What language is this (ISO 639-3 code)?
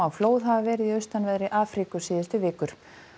isl